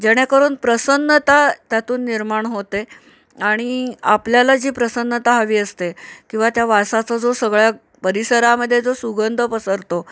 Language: Marathi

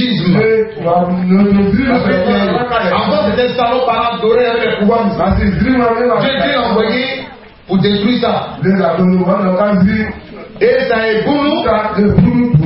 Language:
French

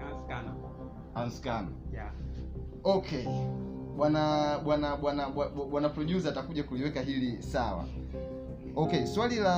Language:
Swahili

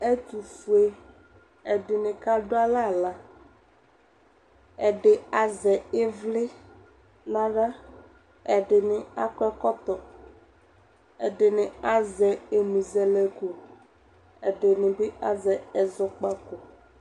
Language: Ikposo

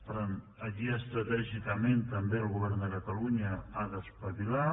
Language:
Catalan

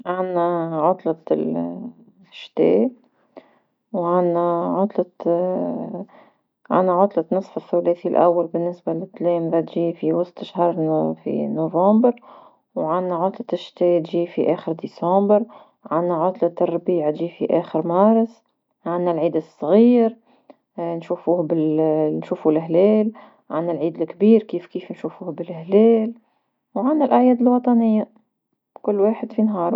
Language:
Tunisian Arabic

